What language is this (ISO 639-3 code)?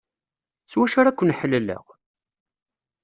kab